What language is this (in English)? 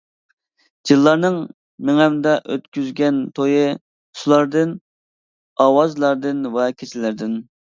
Uyghur